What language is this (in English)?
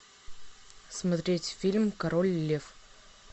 Russian